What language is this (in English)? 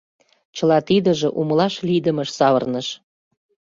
Mari